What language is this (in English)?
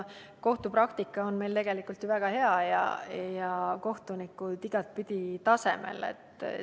Estonian